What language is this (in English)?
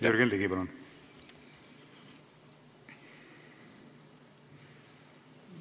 Estonian